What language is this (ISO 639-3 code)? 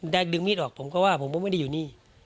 tha